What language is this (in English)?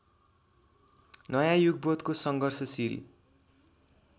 Nepali